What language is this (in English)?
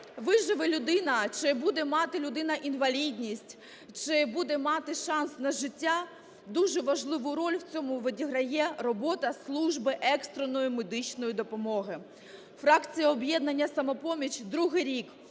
Ukrainian